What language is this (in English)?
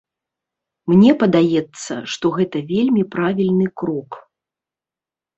Belarusian